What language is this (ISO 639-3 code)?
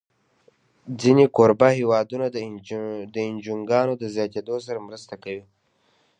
pus